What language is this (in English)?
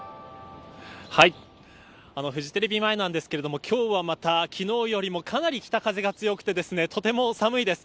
Japanese